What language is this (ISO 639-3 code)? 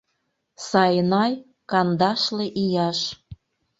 chm